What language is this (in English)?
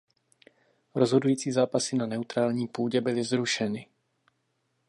Czech